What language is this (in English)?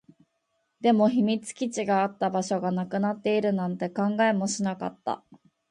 Japanese